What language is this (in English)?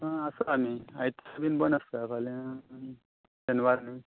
Konkani